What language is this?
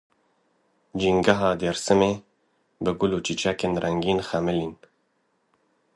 Kurdish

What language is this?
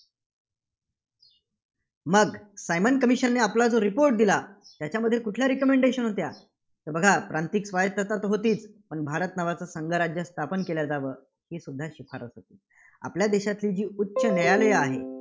Marathi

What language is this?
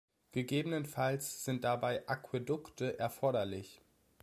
German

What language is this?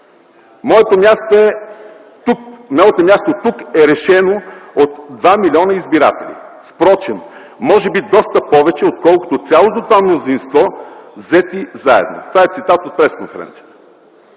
Bulgarian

